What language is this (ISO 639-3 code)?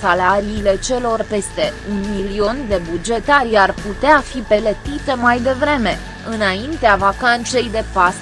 ron